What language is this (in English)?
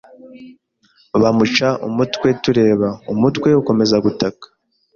Kinyarwanda